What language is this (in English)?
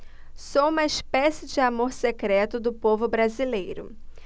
Portuguese